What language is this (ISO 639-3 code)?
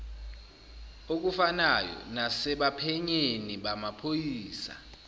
zul